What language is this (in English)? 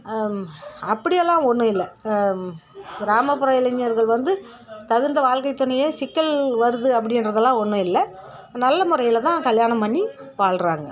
Tamil